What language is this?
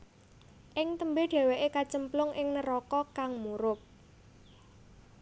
Javanese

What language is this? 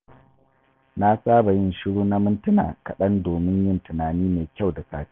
Hausa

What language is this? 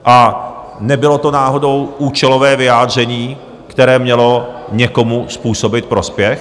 Czech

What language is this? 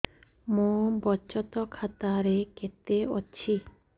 Odia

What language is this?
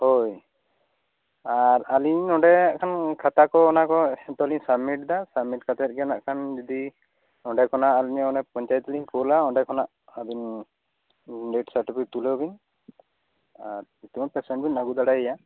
Santali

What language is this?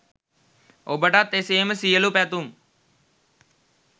Sinhala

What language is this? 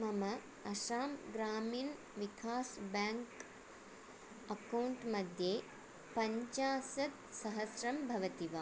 Sanskrit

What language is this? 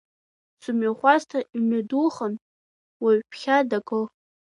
Abkhazian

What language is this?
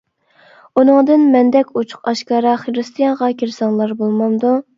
Uyghur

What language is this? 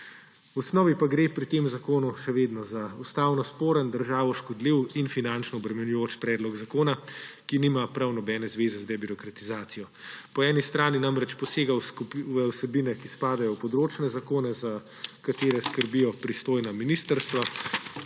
Slovenian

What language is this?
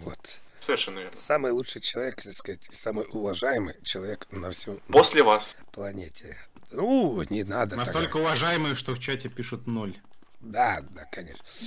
Russian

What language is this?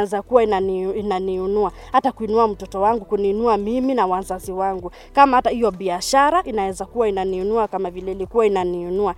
Swahili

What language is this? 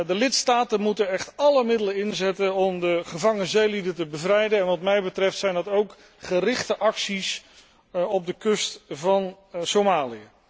Dutch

